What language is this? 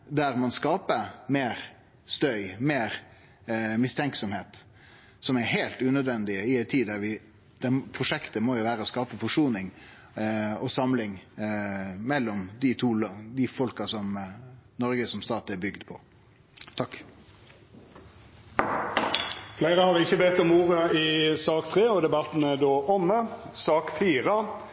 Norwegian Nynorsk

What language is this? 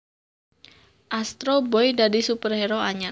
Javanese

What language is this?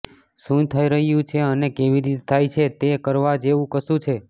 Gujarati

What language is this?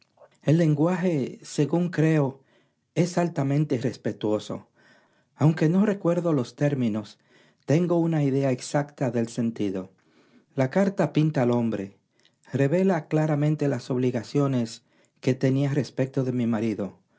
Spanish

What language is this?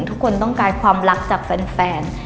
Thai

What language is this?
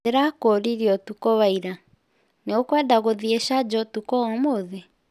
Kikuyu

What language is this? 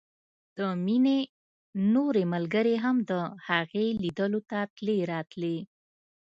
Pashto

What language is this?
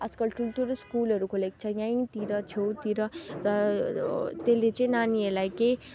Nepali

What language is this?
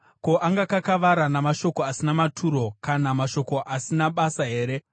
Shona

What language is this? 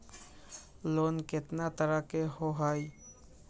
Magahi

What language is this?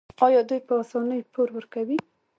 Pashto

